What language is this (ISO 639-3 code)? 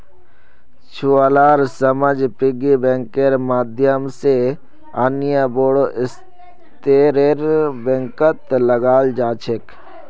mag